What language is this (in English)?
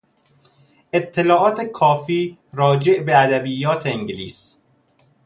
Persian